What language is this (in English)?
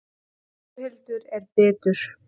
Icelandic